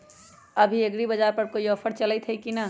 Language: Magahi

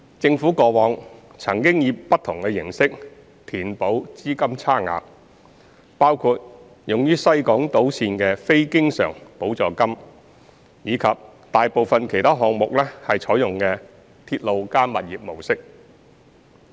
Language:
Cantonese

